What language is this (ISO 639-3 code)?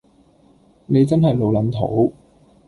yue